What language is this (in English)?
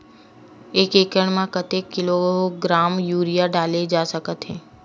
Chhattisgarhi